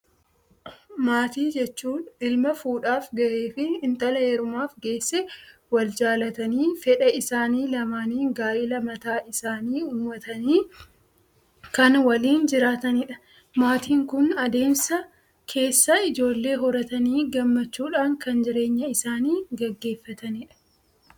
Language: Oromo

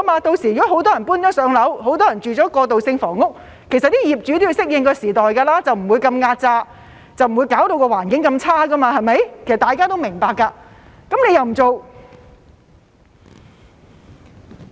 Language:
Cantonese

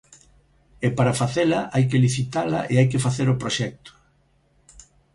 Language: Galician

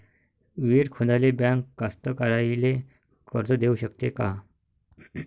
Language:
Marathi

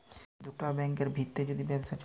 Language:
Bangla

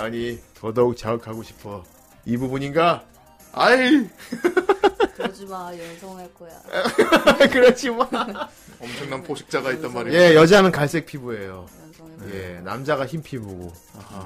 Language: Korean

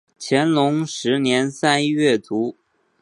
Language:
Chinese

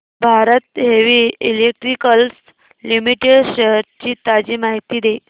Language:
Marathi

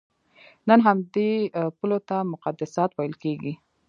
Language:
Pashto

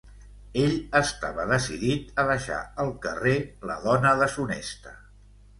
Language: Catalan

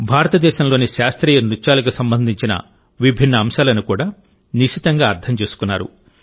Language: Telugu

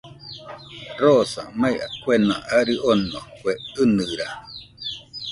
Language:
Nüpode Huitoto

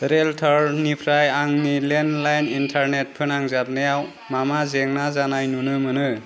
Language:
Bodo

